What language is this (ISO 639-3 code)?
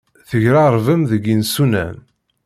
kab